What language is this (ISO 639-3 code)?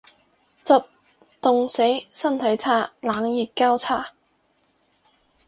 yue